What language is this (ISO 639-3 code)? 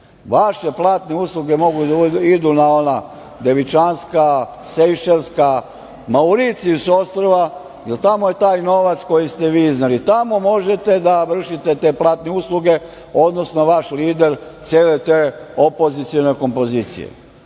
srp